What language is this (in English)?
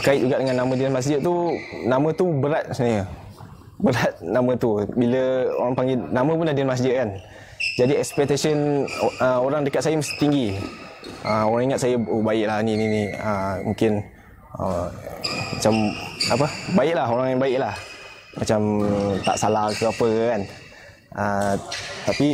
Malay